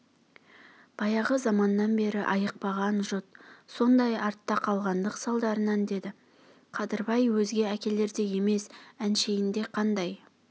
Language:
Kazakh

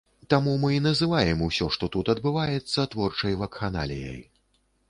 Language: Belarusian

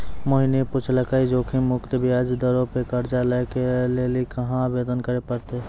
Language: Maithili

